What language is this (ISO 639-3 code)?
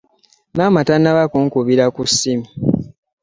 lug